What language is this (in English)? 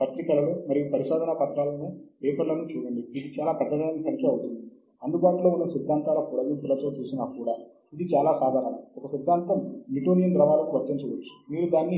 Telugu